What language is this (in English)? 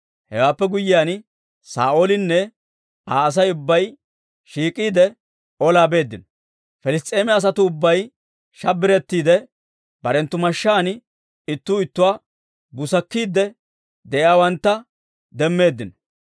Dawro